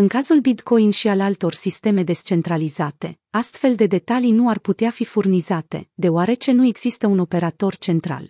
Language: Romanian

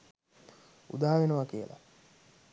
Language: Sinhala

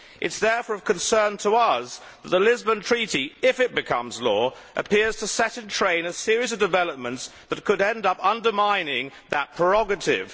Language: English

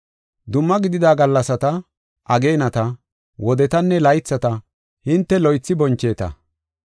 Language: Gofa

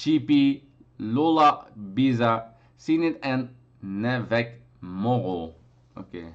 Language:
Dutch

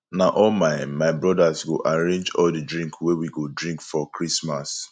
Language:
Nigerian Pidgin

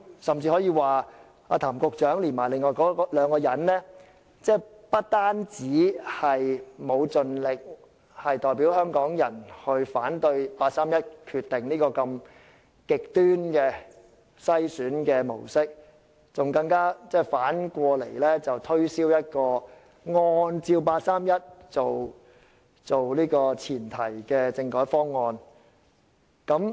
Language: Cantonese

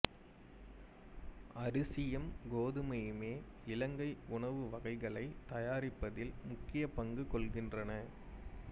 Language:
Tamil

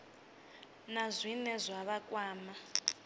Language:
Venda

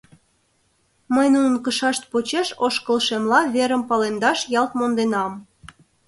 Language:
Mari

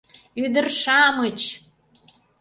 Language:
Mari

